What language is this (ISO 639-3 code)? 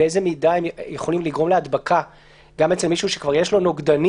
heb